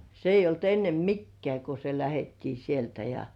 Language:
Finnish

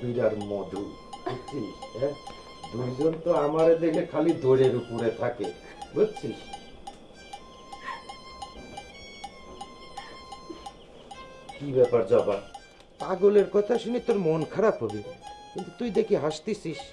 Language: Bangla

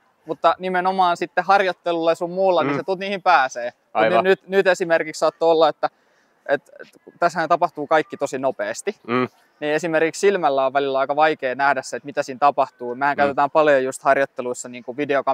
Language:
Finnish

